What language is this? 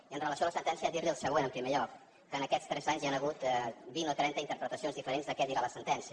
Catalan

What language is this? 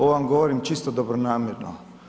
Croatian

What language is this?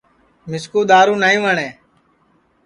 Sansi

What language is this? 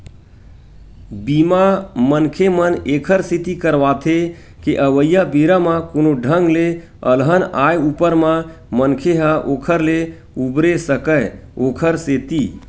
Chhattisgarhi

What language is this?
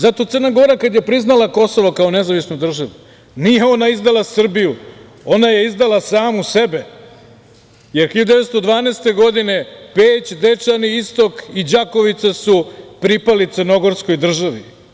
Serbian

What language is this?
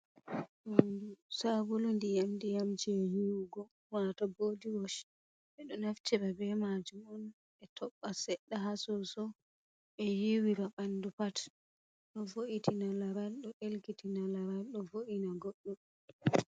Fula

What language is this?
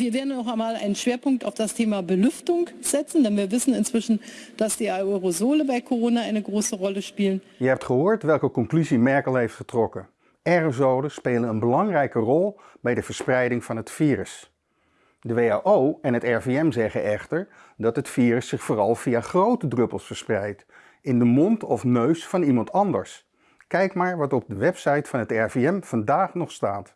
Dutch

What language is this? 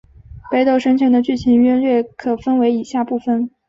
Chinese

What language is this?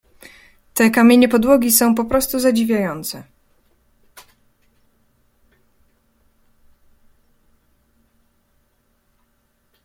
Polish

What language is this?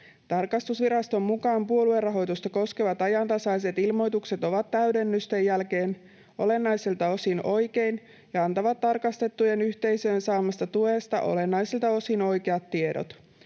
Finnish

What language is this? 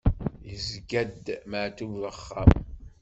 Kabyle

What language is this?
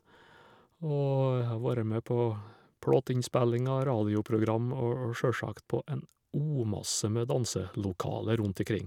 Norwegian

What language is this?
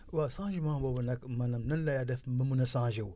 Wolof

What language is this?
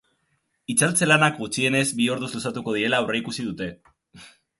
Basque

